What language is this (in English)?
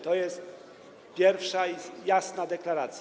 Polish